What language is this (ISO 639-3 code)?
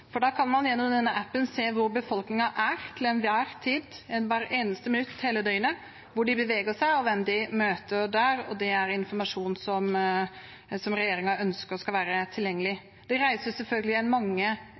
nob